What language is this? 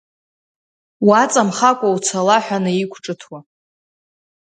Abkhazian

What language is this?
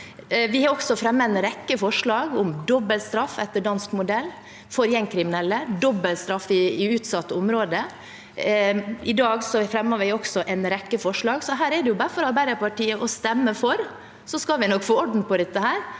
Norwegian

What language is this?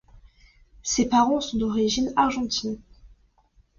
French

